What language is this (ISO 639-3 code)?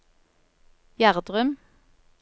nor